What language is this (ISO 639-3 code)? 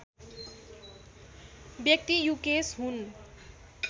nep